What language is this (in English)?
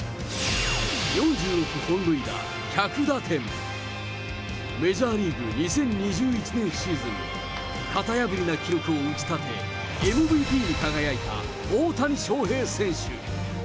Japanese